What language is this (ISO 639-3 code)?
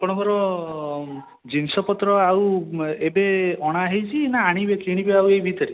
ori